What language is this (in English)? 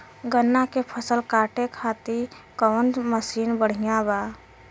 Bhojpuri